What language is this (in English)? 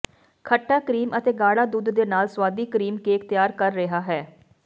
Punjabi